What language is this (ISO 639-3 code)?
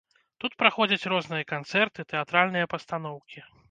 bel